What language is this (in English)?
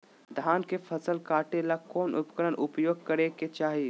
Magahi